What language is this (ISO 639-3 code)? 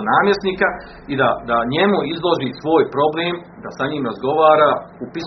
hrv